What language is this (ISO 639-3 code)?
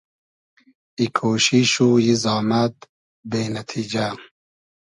haz